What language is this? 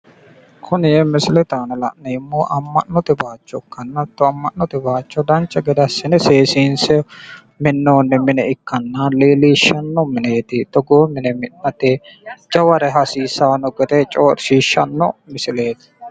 Sidamo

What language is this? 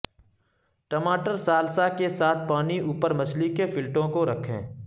Urdu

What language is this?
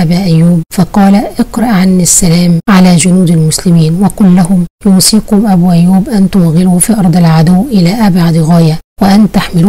Arabic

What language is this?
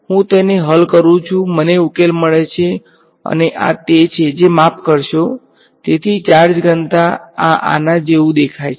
Gujarati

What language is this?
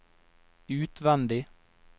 Norwegian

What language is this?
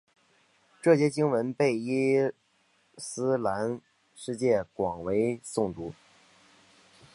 Chinese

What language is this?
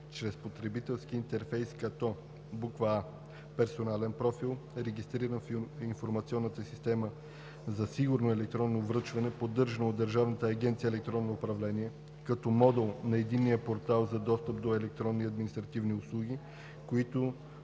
Bulgarian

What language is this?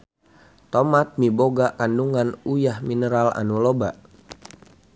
Sundanese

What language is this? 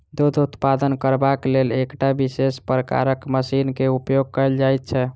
Maithili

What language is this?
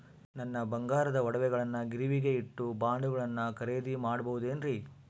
Kannada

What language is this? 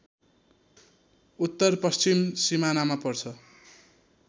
Nepali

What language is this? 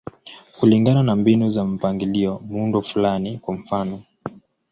Swahili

